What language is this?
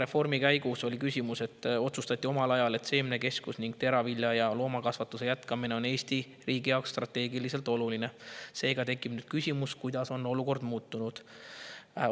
Estonian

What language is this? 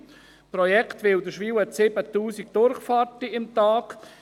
Swiss German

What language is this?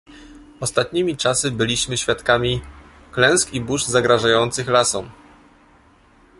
Polish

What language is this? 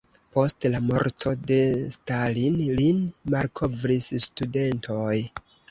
Esperanto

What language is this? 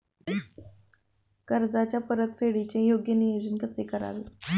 Marathi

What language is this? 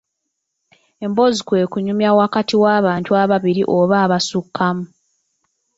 Ganda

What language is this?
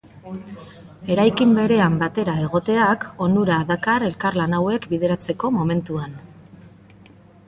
Basque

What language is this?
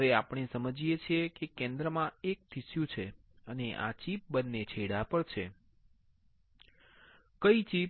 Gujarati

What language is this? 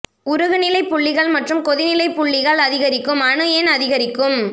Tamil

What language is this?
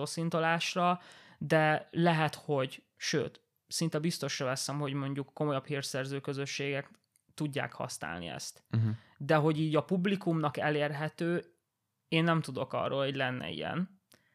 Hungarian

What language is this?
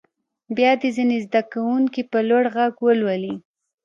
Pashto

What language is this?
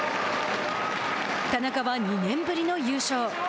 Japanese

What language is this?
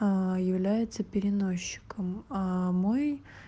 Russian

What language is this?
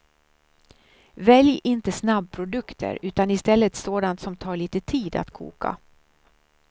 Swedish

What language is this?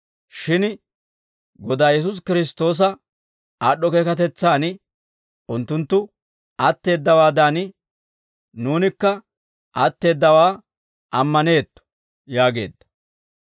Dawro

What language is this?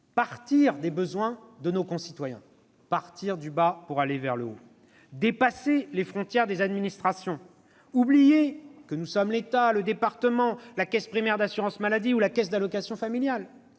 French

